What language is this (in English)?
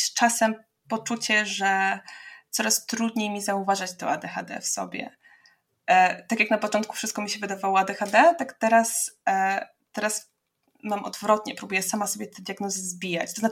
Polish